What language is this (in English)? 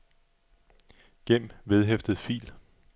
Danish